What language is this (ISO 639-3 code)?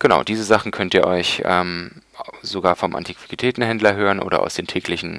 deu